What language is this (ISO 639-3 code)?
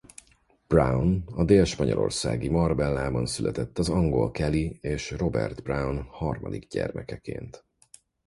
hun